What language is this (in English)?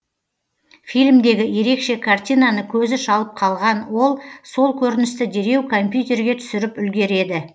Kazakh